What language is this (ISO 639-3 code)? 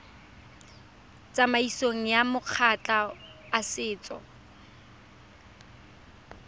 tsn